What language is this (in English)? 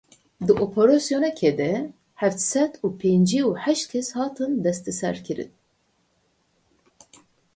Kurdish